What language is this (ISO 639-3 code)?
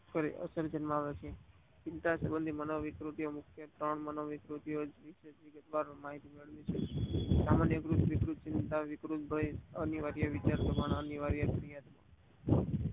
guj